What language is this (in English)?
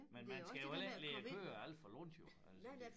Danish